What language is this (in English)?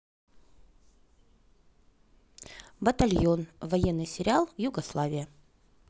Russian